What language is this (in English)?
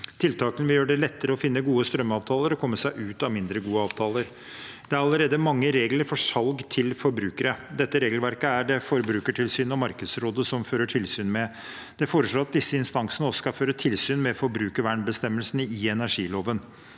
Norwegian